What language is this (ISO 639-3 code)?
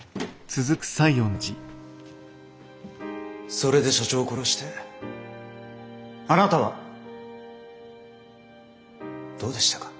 jpn